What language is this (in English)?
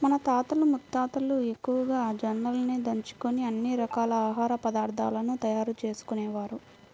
Telugu